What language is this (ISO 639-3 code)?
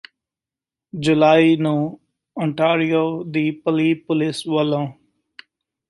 pan